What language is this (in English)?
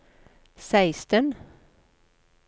Norwegian